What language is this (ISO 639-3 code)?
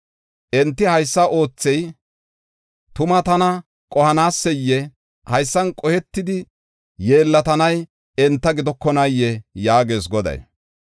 gof